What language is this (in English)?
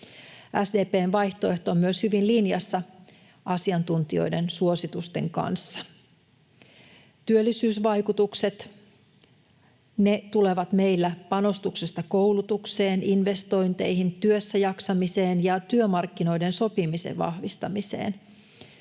Finnish